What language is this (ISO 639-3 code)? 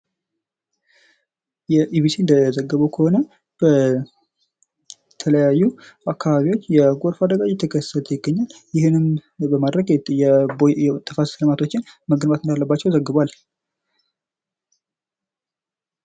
amh